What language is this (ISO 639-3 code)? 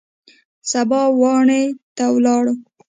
pus